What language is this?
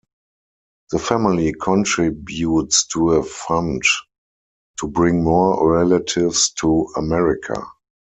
English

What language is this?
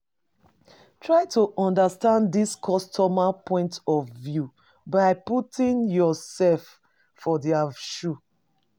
Nigerian Pidgin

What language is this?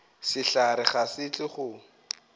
Northern Sotho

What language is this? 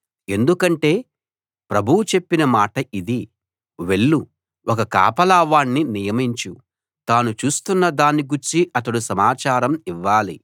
Telugu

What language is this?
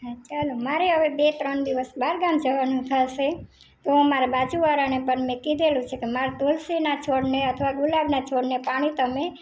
Gujarati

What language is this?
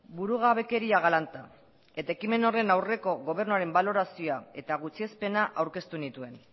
Basque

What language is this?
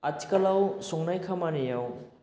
Bodo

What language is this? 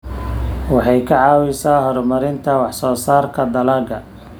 Somali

